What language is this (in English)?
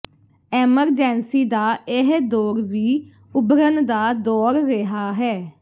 Punjabi